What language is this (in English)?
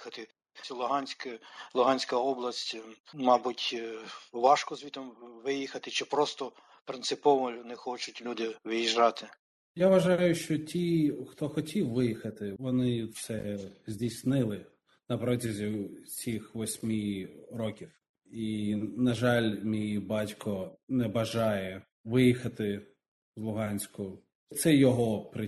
Ukrainian